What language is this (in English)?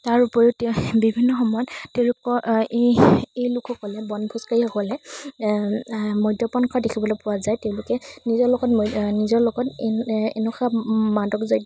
Assamese